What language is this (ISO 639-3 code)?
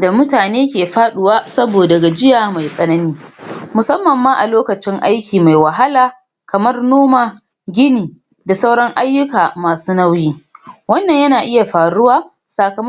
hau